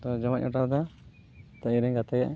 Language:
Santali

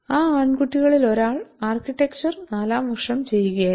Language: Malayalam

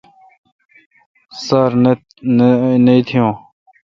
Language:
Kalkoti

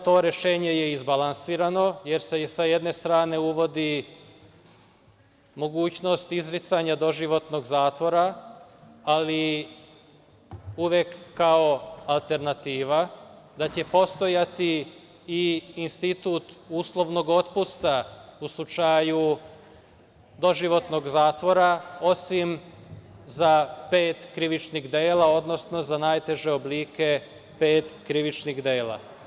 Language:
Serbian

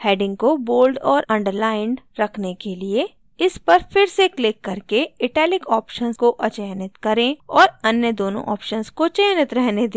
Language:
Hindi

